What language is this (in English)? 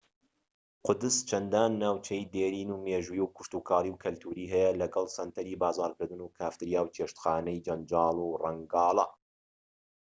Central Kurdish